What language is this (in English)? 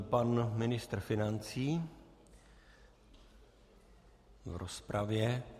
Czech